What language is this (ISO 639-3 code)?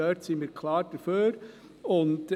gsw